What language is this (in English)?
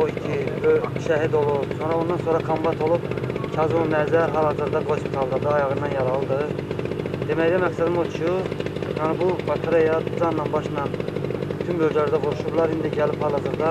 Turkish